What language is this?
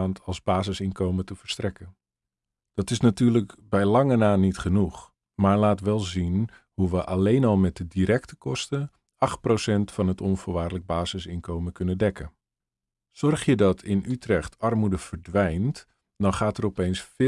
Dutch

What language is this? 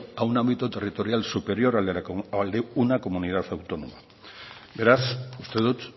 Spanish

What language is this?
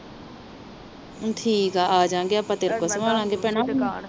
Punjabi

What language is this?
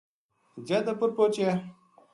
Gujari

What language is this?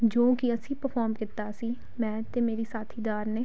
Punjabi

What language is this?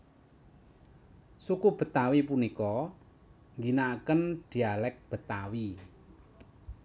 Javanese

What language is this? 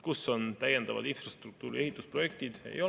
Estonian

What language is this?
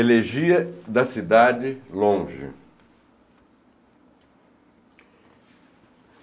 Portuguese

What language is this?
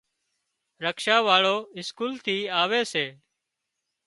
Wadiyara Koli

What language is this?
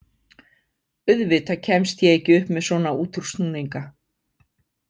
Icelandic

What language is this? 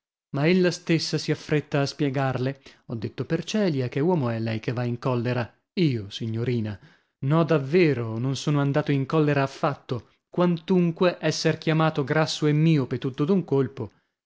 Italian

